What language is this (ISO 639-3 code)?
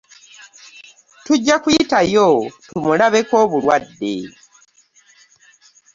lug